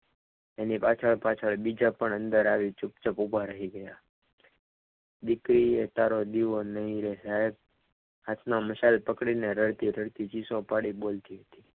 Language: Gujarati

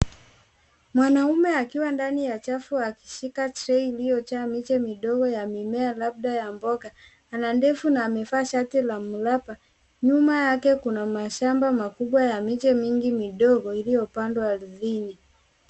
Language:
Swahili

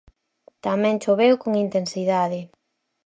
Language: Galician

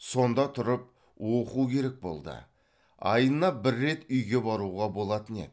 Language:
Kazakh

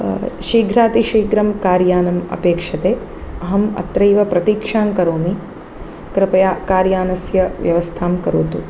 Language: Sanskrit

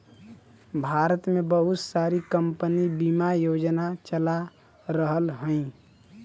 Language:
Bhojpuri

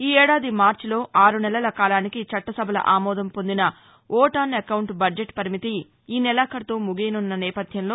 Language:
Telugu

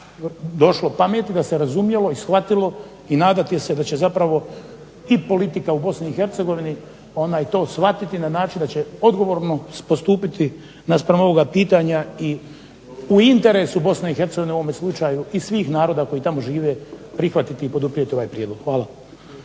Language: Croatian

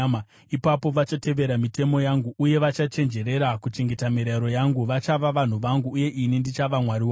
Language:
Shona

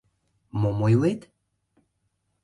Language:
Mari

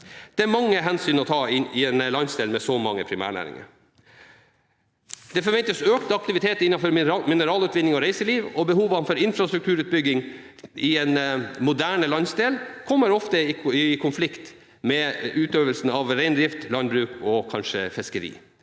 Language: Norwegian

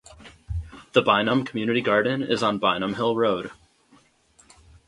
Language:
English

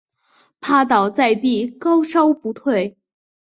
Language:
Chinese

